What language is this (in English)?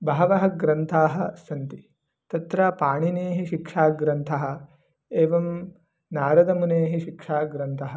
Sanskrit